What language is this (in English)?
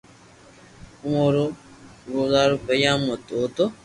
Loarki